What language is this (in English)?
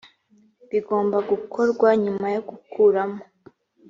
Kinyarwanda